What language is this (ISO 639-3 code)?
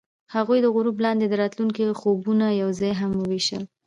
pus